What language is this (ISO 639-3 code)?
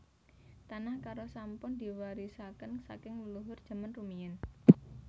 jav